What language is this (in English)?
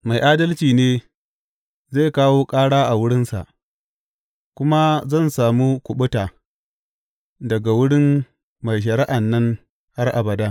Hausa